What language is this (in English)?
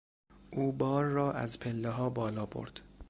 Persian